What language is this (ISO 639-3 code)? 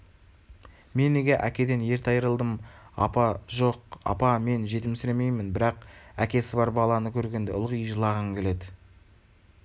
kaz